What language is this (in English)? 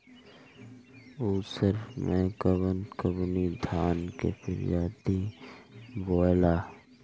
Bhojpuri